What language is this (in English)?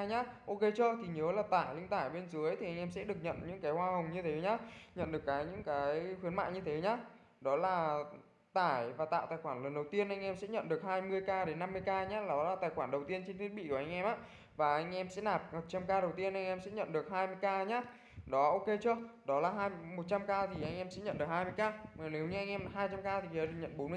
Vietnamese